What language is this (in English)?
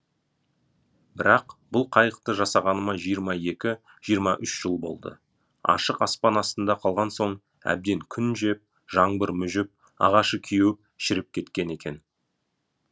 Kazakh